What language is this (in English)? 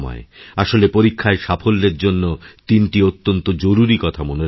Bangla